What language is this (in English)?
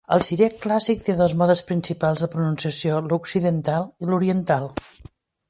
Catalan